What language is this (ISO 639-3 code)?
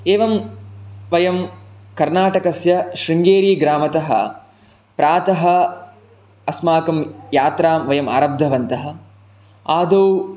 san